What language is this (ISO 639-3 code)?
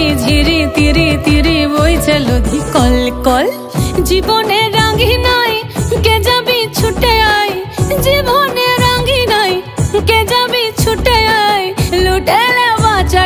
ben